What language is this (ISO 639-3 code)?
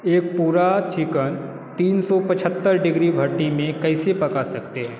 hin